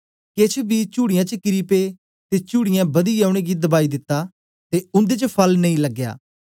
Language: Dogri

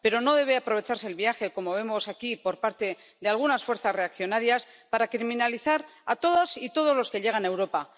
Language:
Spanish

